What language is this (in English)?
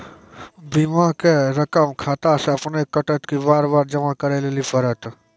Maithili